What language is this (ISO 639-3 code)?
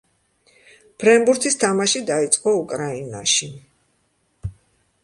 kat